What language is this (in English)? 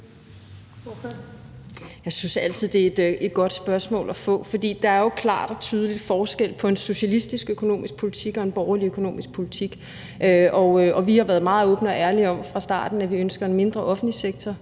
Danish